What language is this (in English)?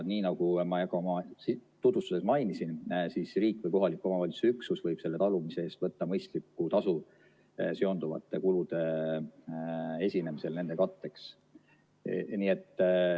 Estonian